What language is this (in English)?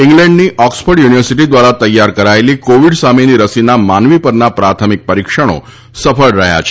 Gujarati